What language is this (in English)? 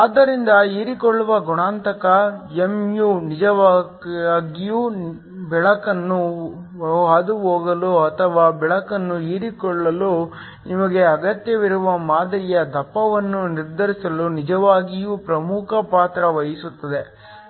Kannada